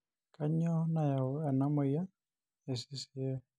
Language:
Masai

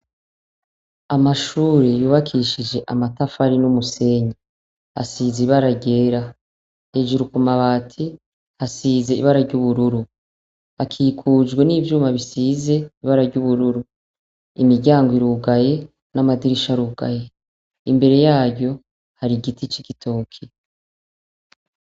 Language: Rundi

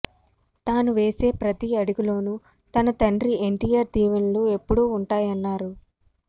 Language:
Telugu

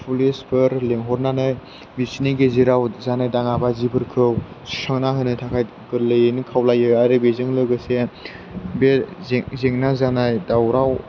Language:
Bodo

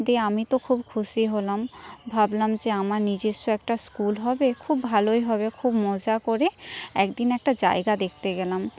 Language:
Bangla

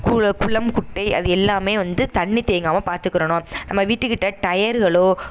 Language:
Tamil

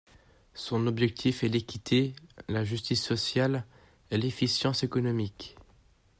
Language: French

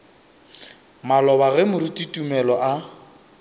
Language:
Northern Sotho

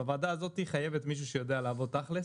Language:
Hebrew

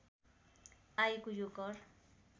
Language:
Nepali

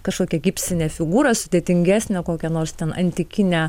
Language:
Lithuanian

